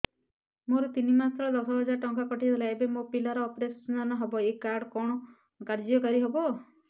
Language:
Odia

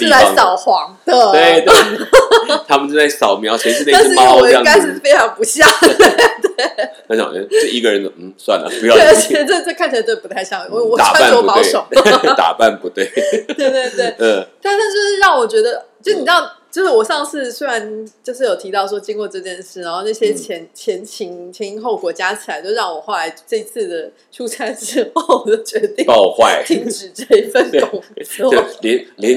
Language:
Chinese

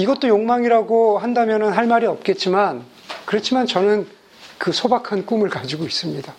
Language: Korean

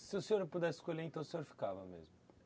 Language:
Portuguese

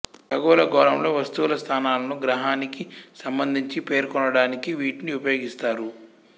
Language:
Telugu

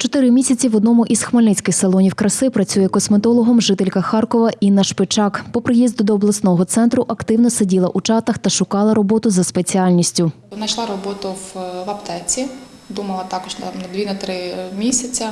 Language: Ukrainian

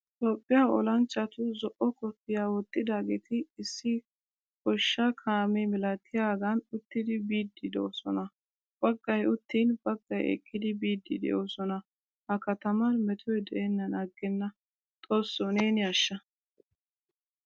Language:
Wolaytta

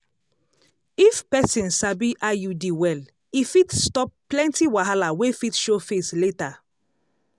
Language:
Nigerian Pidgin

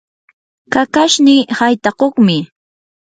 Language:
Yanahuanca Pasco Quechua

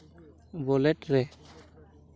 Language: Santali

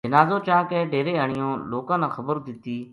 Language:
Gujari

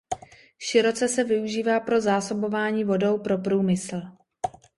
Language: Czech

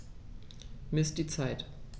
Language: German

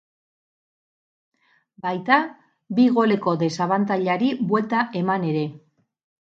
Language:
Basque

